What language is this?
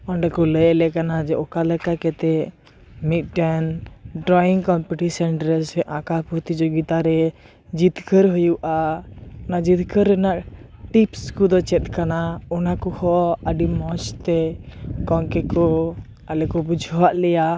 Santali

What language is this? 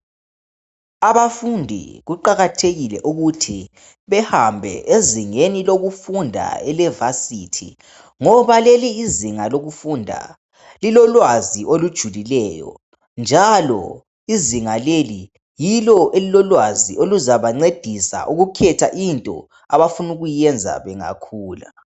North Ndebele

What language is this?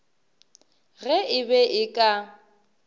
Northern Sotho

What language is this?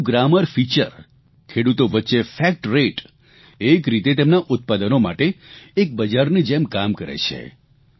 Gujarati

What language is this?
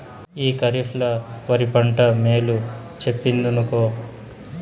Telugu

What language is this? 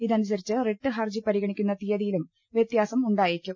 Malayalam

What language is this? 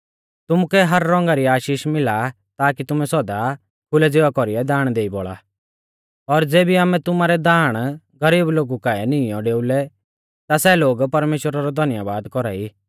Mahasu Pahari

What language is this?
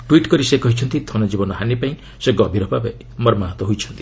Odia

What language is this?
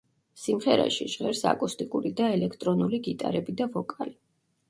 Georgian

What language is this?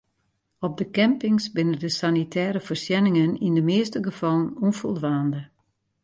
Western Frisian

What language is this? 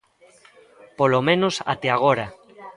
Galician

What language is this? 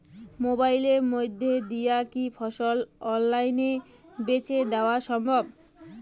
Bangla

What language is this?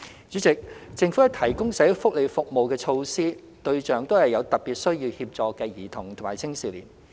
Cantonese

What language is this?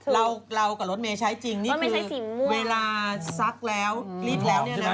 Thai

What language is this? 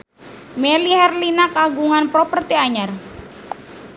Sundanese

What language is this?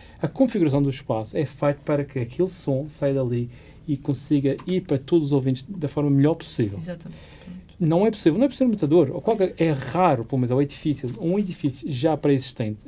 Portuguese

